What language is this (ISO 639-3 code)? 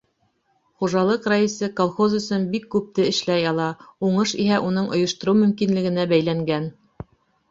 bak